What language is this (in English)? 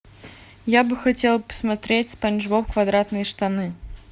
Russian